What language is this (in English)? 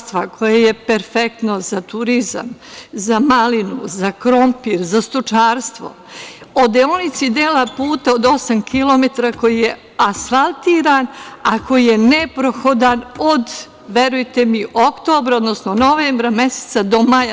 Serbian